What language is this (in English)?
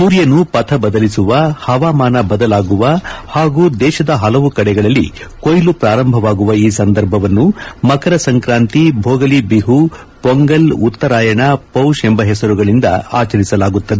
Kannada